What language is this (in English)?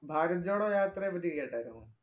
Malayalam